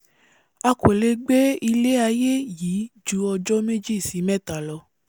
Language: Yoruba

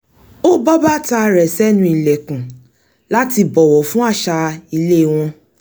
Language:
Yoruba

